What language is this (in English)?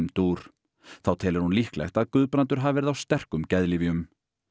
Icelandic